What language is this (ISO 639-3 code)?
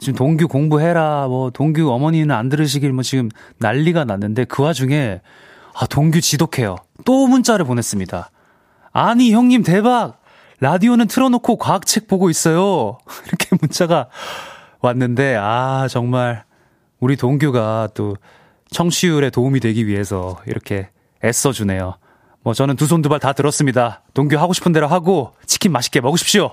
kor